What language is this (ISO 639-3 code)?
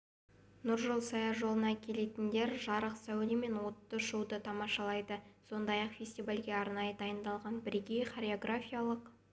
kaz